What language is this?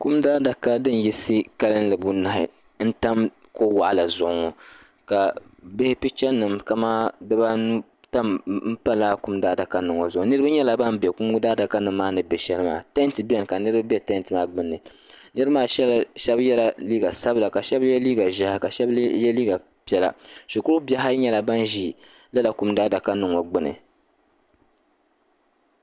Dagbani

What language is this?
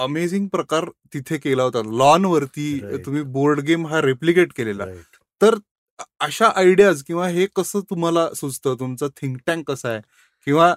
Marathi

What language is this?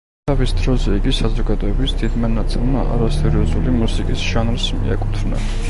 Georgian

